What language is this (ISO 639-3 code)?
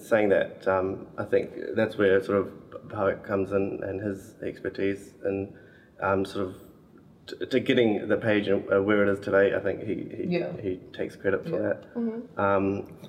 eng